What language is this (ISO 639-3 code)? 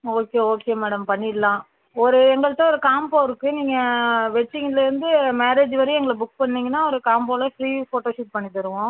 tam